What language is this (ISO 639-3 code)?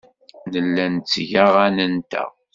kab